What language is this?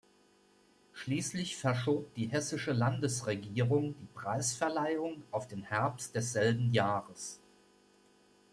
German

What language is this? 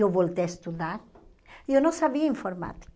Portuguese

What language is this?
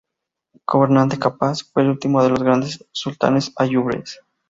Spanish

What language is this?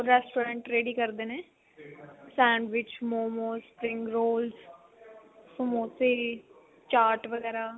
Punjabi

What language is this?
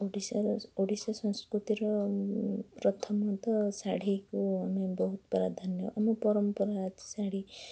Odia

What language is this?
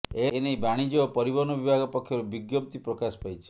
Odia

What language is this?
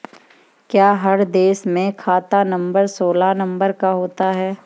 Hindi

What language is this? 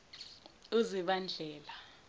Zulu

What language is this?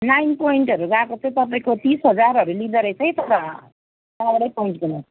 Nepali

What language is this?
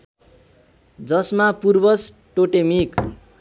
Nepali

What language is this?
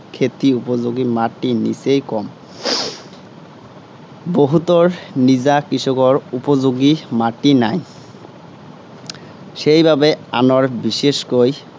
Assamese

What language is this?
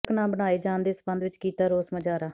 Punjabi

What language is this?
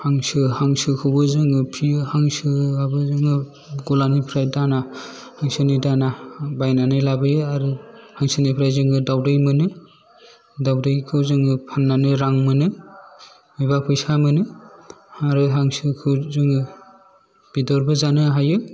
Bodo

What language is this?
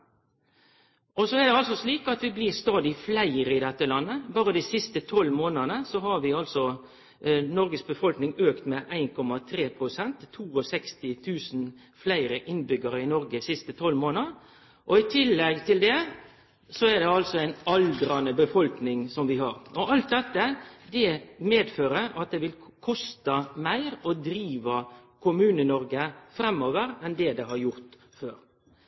Norwegian Nynorsk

